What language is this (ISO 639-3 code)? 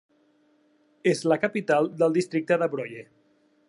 cat